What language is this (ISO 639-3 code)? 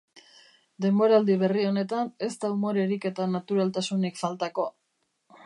eus